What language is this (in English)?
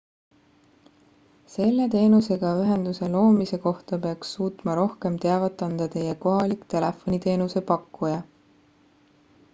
Estonian